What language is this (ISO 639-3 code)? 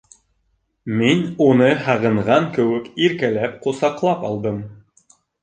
bak